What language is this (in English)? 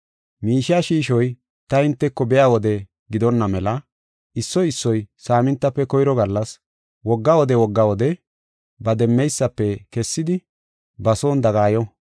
Gofa